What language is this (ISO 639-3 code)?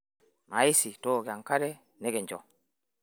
mas